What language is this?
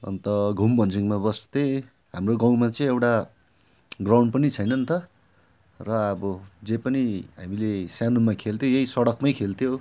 Nepali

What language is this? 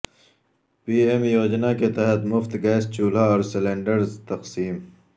Urdu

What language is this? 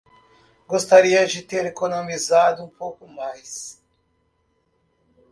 Portuguese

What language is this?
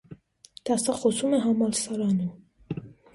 Armenian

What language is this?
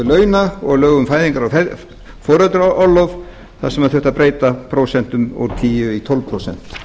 Icelandic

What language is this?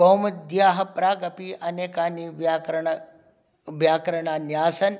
Sanskrit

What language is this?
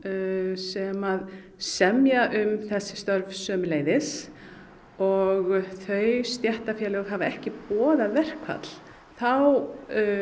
Icelandic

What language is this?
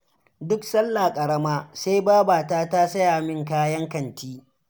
Hausa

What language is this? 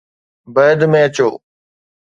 Sindhi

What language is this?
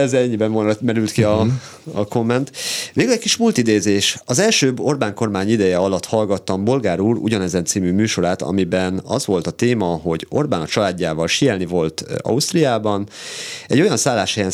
Hungarian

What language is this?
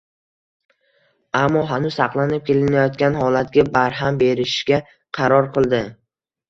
Uzbek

